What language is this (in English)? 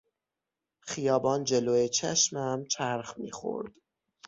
Persian